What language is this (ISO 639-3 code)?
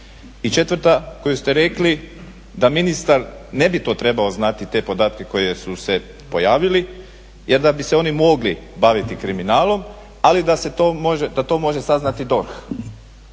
hrv